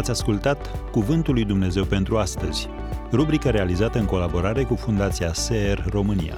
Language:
Romanian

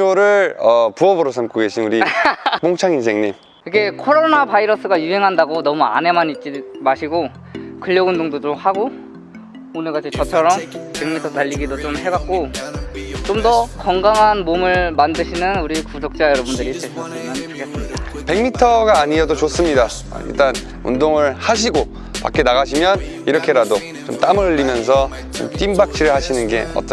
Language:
Korean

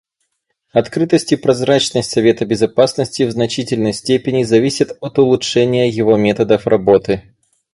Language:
Russian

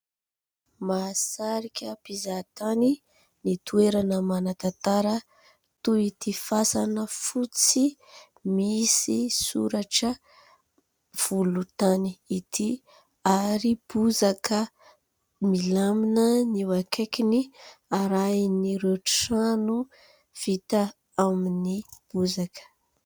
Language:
Malagasy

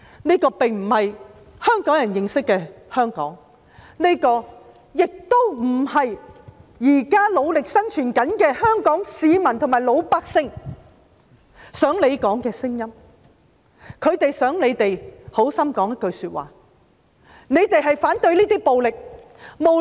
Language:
Cantonese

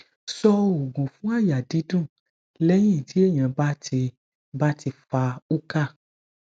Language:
Yoruba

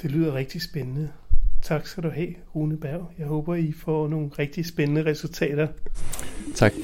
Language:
Danish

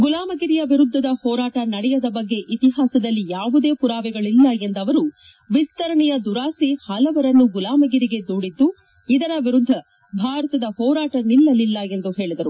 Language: Kannada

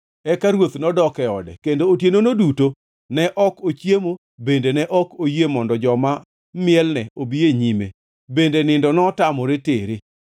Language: Luo (Kenya and Tanzania)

